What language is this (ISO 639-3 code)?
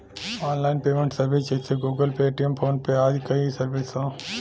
bho